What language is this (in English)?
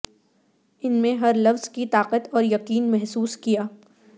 Urdu